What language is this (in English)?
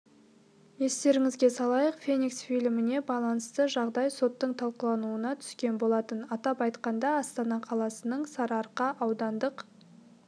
Kazakh